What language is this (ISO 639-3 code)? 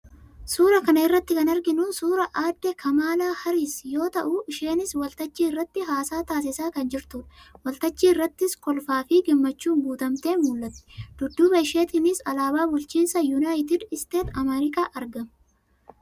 orm